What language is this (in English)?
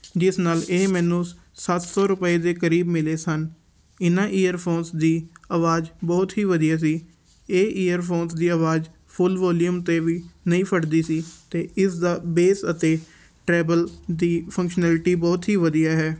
Punjabi